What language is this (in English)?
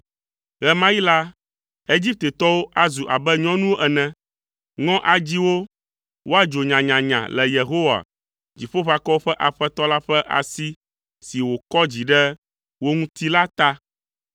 Ewe